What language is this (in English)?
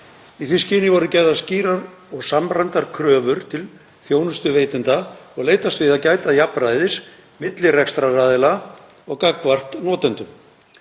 Icelandic